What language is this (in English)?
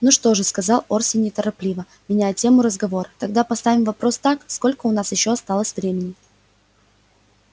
Russian